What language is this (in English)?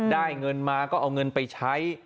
Thai